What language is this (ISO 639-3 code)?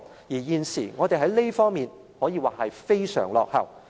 yue